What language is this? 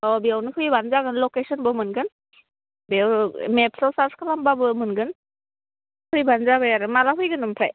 Bodo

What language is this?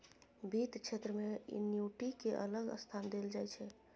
Maithili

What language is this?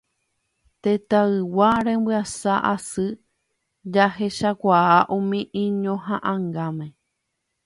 Guarani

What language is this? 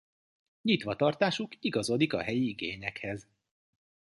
Hungarian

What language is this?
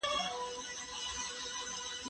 Pashto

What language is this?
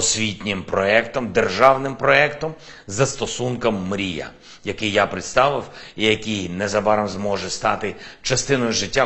Ukrainian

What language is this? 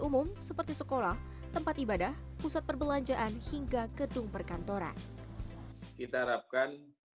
Indonesian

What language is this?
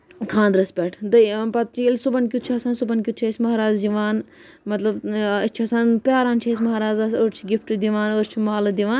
Kashmiri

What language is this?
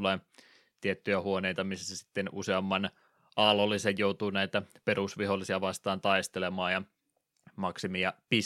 Finnish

